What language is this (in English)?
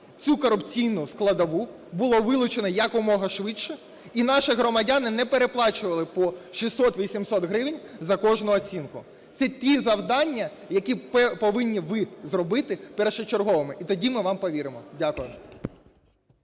Ukrainian